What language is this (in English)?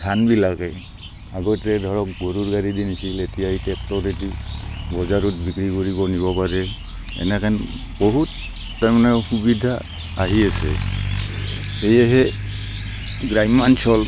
Assamese